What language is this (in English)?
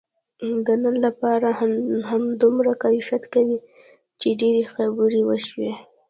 Pashto